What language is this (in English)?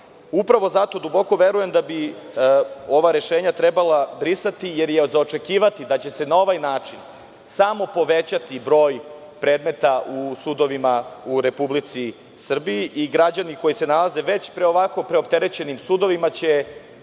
Serbian